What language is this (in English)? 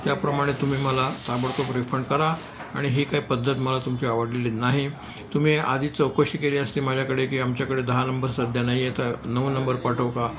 Marathi